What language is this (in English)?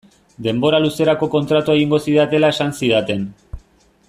Basque